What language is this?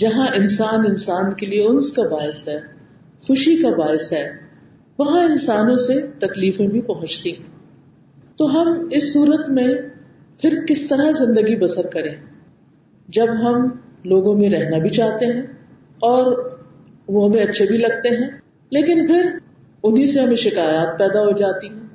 Urdu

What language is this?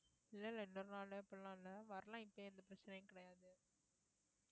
Tamil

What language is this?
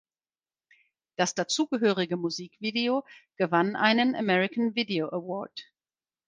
German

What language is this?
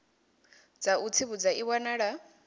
Venda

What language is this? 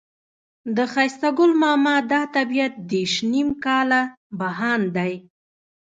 Pashto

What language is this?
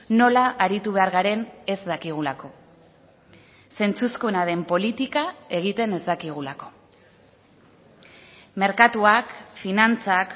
Basque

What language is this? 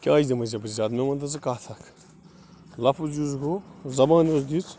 Kashmiri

